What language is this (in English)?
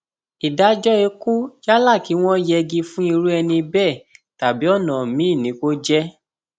Yoruba